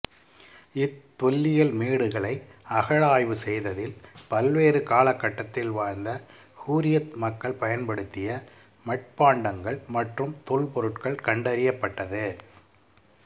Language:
Tamil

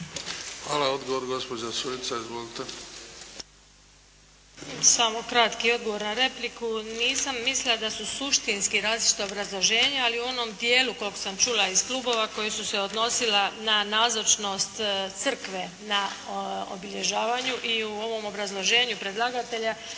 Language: Croatian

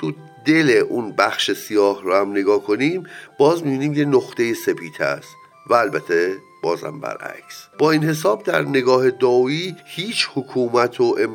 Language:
Persian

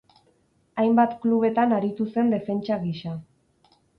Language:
Basque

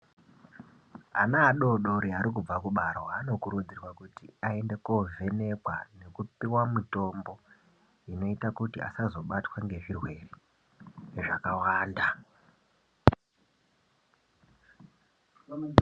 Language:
Ndau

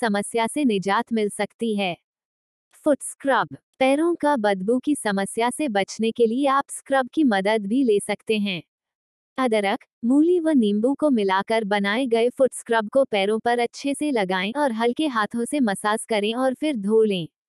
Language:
Hindi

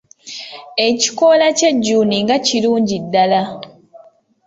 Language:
Ganda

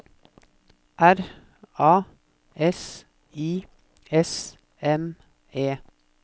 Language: Norwegian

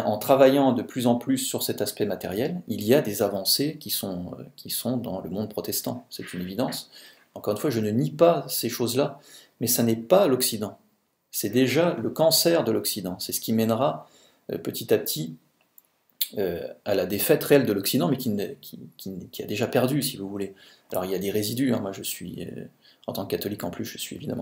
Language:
French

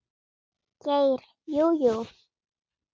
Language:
Icelandic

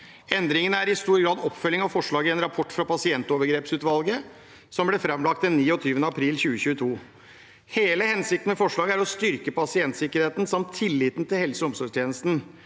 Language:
Norwegian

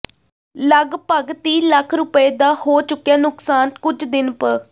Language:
Punjabi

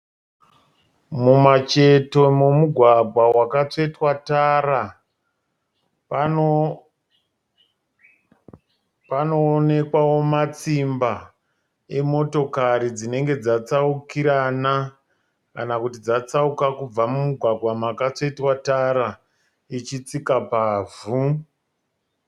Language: Shona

